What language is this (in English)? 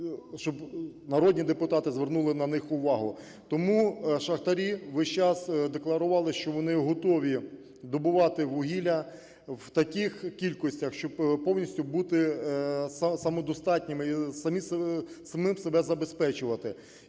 Ukrainian